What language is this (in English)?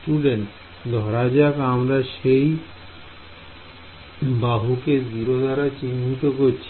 Bangla